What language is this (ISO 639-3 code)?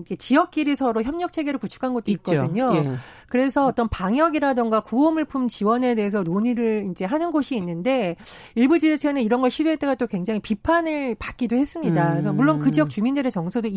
kor